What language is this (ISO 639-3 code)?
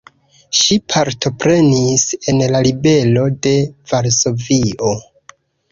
epo